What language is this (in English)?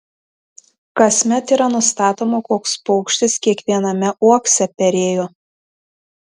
Lithuanian